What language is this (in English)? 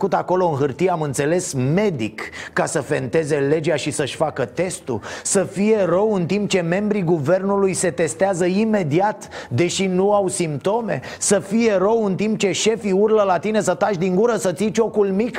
Romanian